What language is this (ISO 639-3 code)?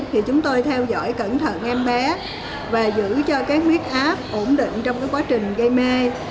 vie